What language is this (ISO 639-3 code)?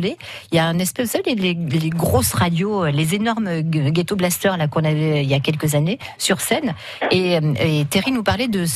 fra